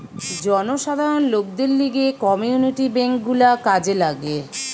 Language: Bangla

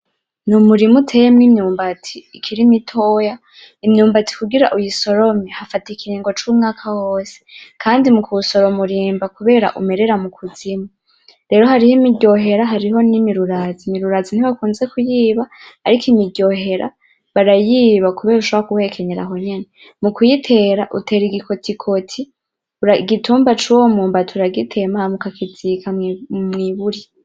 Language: Rundi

